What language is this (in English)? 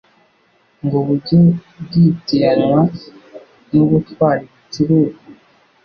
Kinyarwanda